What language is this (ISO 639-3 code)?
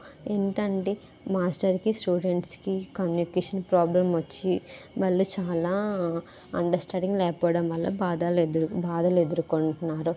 tel